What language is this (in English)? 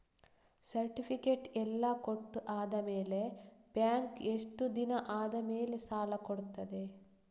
Kannada